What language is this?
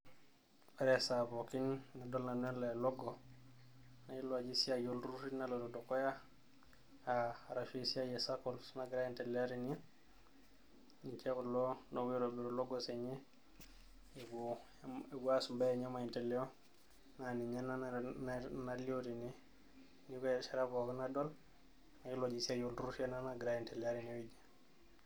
Masai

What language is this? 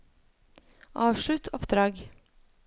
Norwegian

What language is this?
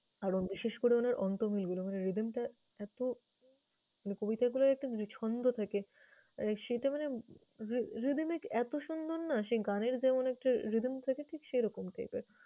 Bangla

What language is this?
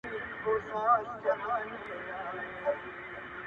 Pashto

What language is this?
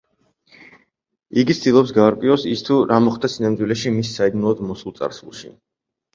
Georgian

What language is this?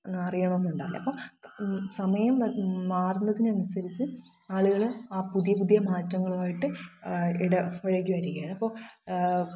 Malayalam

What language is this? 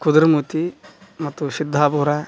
Kannada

